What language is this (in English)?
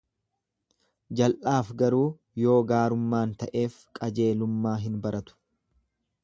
Oromo